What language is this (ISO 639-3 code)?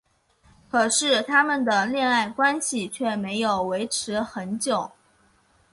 zho